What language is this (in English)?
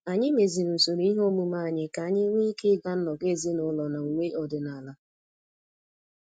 Igbo